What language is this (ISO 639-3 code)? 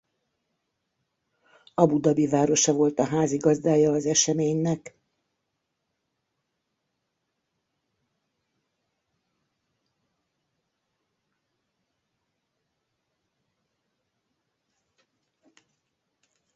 hun